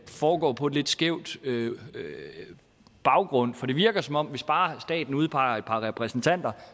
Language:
Danish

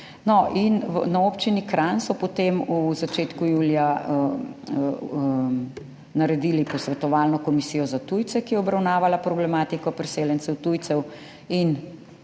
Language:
Slovenian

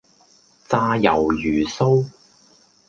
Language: Cantonese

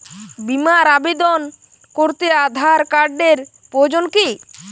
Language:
Bangla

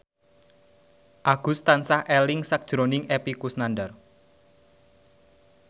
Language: Javanese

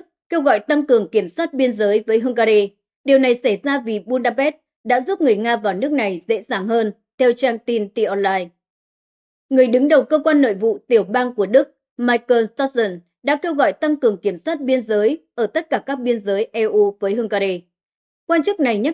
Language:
Vietnamese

